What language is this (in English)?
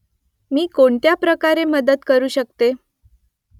Marathi